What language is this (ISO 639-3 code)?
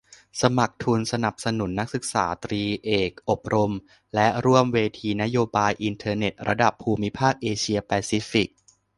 tha